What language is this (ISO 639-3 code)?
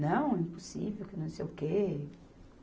por